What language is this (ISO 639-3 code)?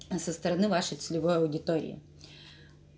rus